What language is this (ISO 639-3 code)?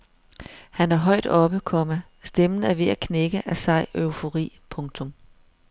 dan